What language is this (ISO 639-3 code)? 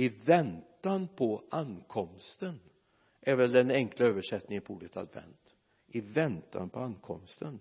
swe